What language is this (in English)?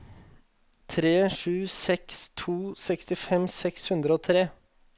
Norwegian